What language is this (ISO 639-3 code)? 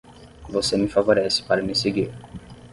por